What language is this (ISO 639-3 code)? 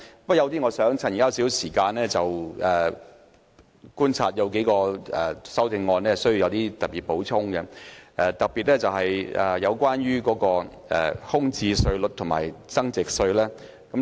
yue